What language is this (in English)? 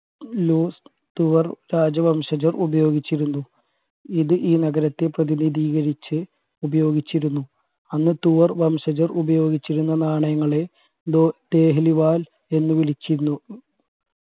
Malayalam